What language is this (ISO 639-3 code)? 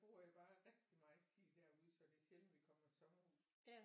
dan